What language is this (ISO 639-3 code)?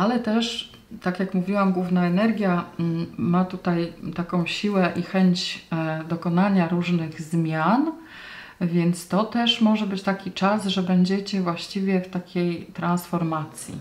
pol